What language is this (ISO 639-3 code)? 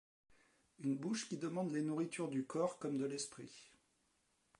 fra